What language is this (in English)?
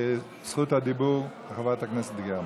Hebrew